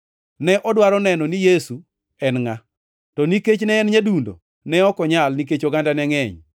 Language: Luo (Kenya and Tanzania)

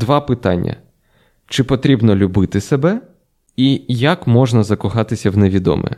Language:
Ukrainian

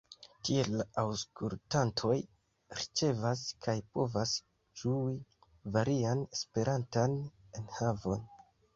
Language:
Esperanto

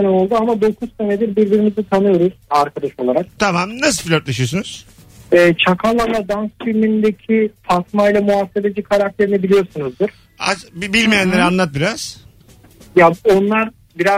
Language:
Turkish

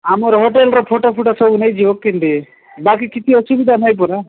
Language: Odia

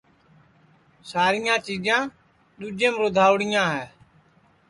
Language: Sansi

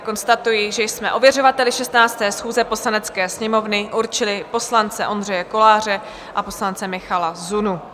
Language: Czech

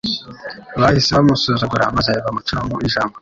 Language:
Kinyarwanda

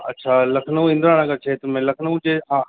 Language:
Sindhi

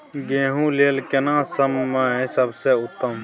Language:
Maithili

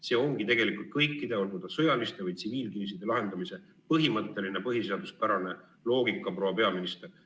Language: Estonian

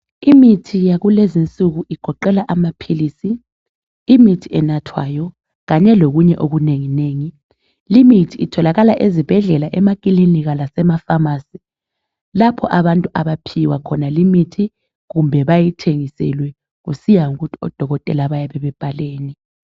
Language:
North Ndebele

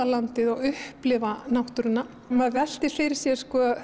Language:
Icelandic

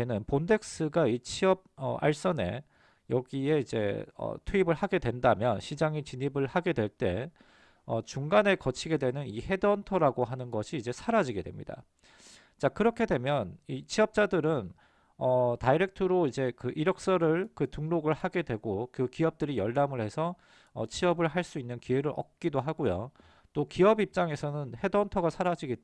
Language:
Korean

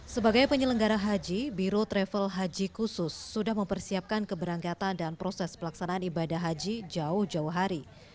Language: Indonesian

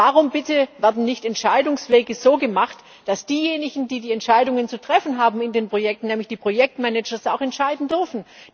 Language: German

